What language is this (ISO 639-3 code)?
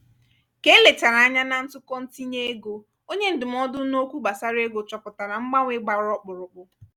ibo